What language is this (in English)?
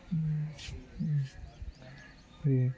Telugu